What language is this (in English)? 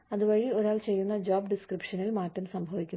Malayalam